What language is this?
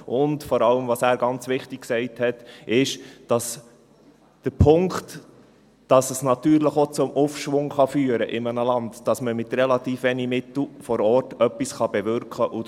Swiss German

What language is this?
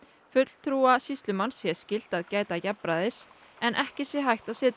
Icelandic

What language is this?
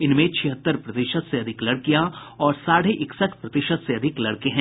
Hindi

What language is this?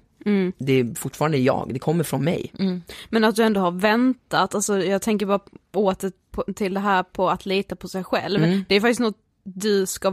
Swedish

